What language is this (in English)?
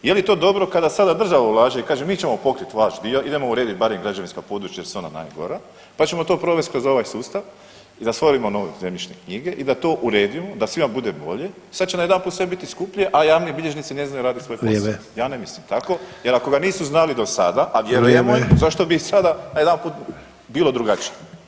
Croatian